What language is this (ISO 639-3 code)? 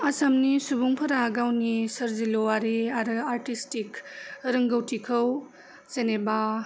brx